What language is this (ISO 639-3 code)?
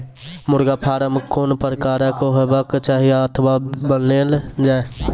mai